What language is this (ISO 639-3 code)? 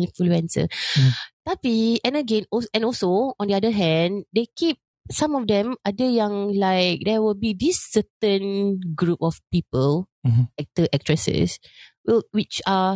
msa